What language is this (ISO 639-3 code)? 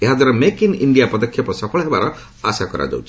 ori